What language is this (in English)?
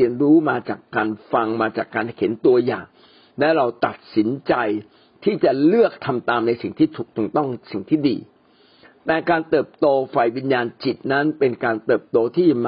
Thai